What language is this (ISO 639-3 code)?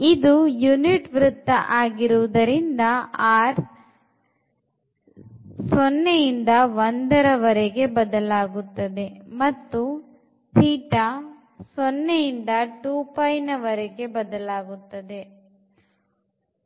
kan